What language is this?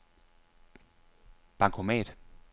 Danish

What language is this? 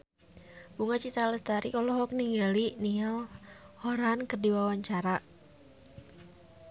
Sundanese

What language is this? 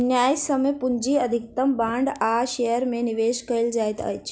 Maithili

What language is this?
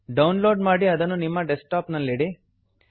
Kannada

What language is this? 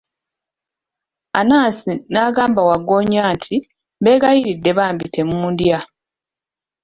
Ganda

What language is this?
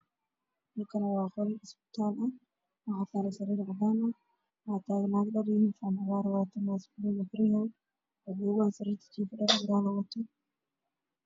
Somali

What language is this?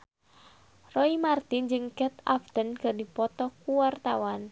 Sundanese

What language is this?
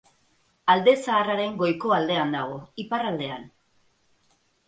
Basque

